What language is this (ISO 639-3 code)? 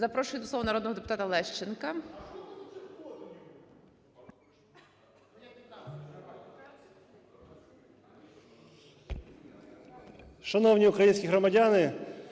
ukr